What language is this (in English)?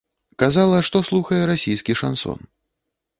Belarusian